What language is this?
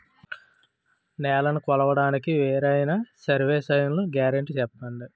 Telugu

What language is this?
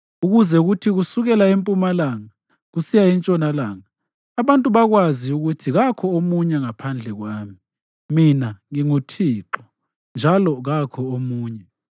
North Ndebele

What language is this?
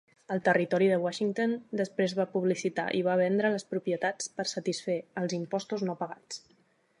Catalan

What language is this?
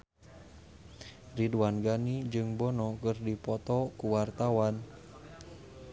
Sundanese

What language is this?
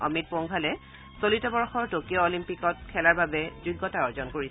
Assamese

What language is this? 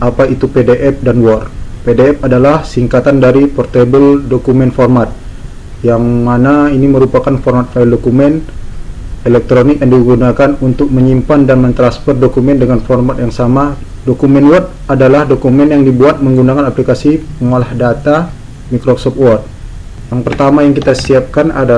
Indonesian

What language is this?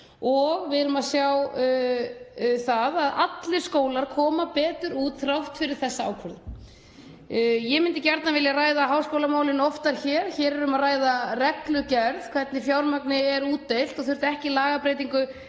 Icelandic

